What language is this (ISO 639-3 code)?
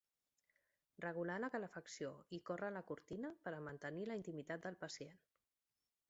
cat